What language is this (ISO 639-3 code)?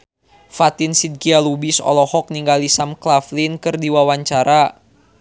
sun